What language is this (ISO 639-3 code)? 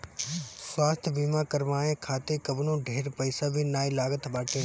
bho